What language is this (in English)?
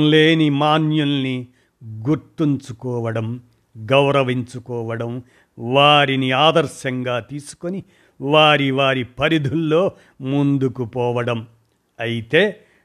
Telugu